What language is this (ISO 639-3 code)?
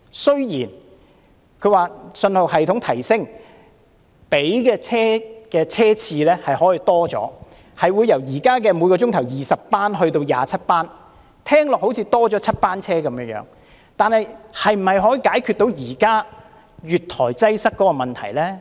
yue